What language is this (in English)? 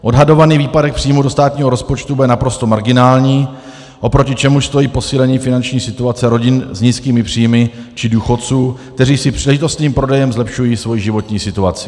Czech